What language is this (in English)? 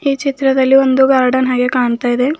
Kannada